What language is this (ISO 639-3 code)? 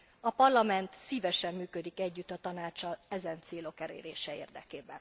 hun